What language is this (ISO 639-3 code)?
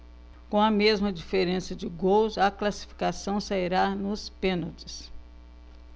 por